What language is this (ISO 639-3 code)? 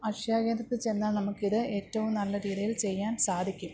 mal